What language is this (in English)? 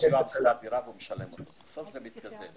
Hebrew